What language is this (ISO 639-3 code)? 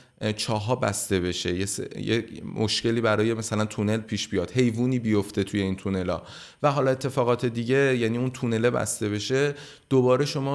fas